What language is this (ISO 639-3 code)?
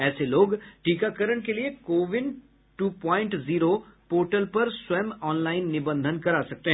hin